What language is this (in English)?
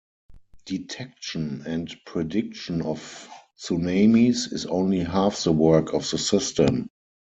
English